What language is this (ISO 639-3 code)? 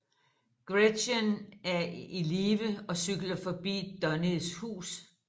dan